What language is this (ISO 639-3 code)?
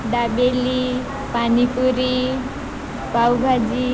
guj